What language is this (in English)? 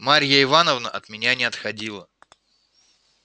Russian